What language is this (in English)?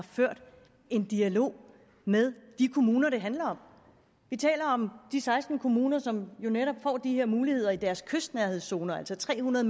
Danish